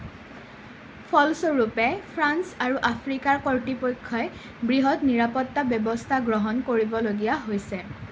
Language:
Assamese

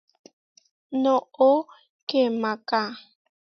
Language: Huarijio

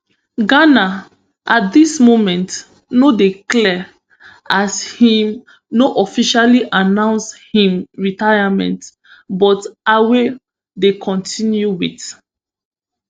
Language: Nigerian Pidgin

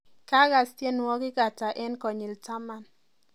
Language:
Kalenjin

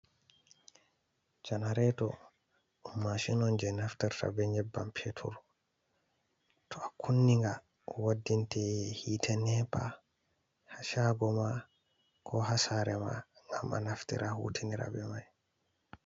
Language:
Fula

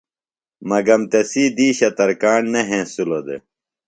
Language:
Phalura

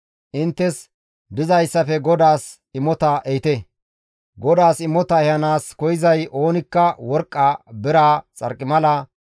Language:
Gamo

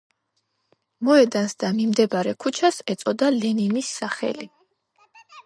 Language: Georgian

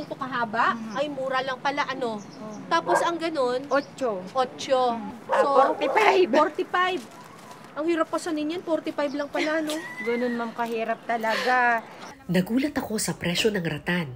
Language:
Filipino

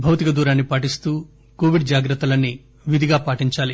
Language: Telugu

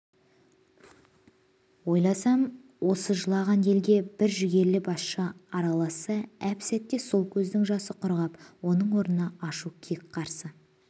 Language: Kazakh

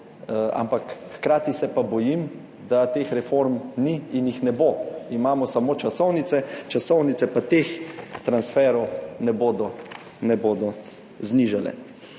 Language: Slovenian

